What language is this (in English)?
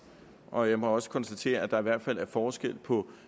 Danish